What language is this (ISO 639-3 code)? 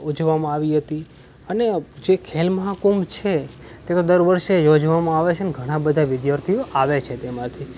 guj